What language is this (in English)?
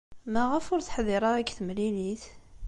Kabyle